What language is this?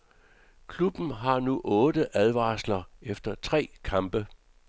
Danish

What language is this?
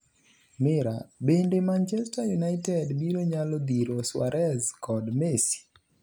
Luo (Kenya and Tanzania)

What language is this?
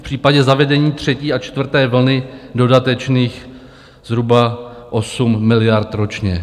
Czech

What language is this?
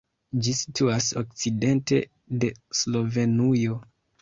Esperanto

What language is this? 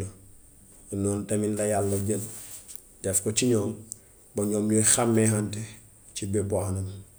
Gambian Wolof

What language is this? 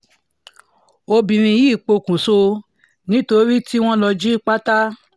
Yoruba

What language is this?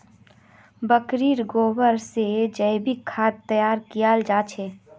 Magahi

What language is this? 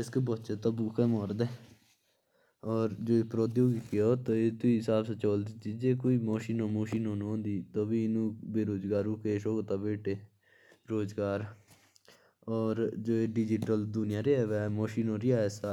Jaunsari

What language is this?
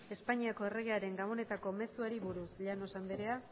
Basque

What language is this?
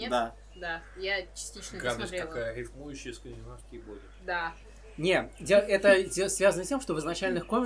Russian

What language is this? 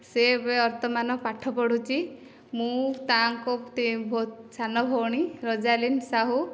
Odia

